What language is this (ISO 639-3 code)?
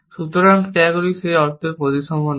ben